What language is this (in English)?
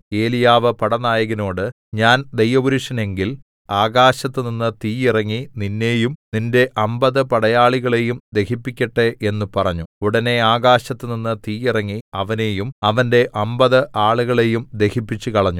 Malayalam